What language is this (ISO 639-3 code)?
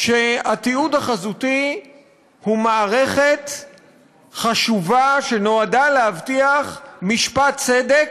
heb